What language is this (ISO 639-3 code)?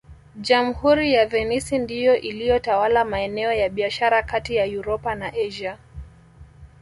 swa